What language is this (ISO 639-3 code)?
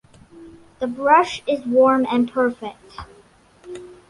eng